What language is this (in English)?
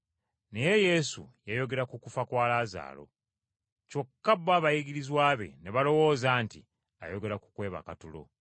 Ganda